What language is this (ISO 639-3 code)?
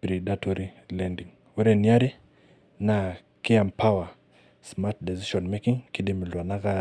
mas